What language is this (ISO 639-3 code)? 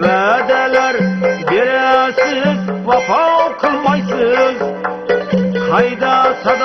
ind